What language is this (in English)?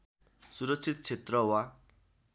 Nepali